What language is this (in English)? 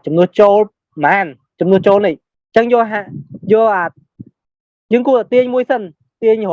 Vietnamese